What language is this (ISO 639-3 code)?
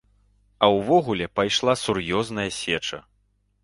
bel